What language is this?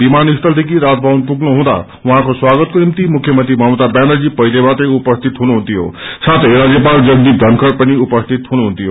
Nepali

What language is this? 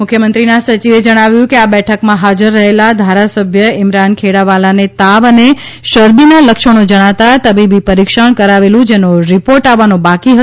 Gujarati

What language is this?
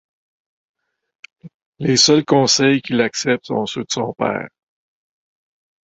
French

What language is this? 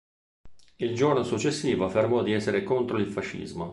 Italian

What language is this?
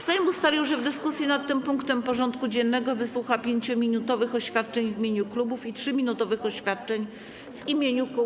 Polish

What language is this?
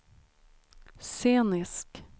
Swedish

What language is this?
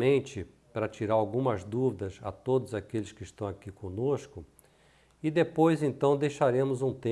Portuguese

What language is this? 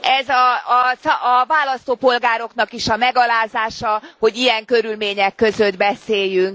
Hungarian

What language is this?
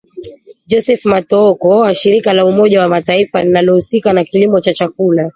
Swahili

